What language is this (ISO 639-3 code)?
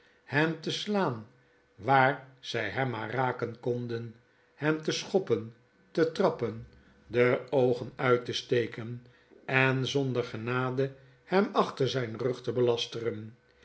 nld